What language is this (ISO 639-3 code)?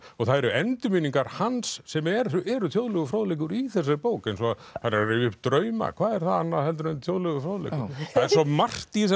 isl